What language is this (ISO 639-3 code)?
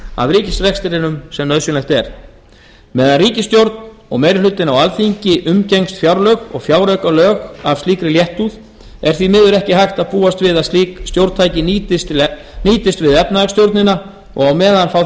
isl